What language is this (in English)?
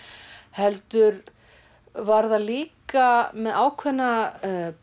Icelandic